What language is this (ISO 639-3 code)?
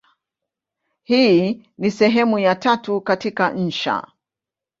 swa